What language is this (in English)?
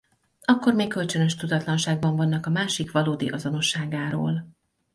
Hungarian